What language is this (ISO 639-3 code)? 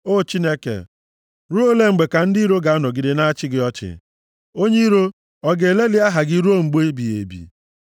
ibo